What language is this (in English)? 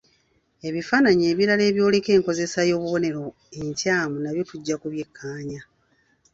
Ganda